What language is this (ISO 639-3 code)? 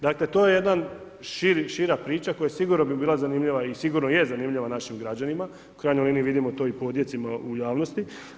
hrv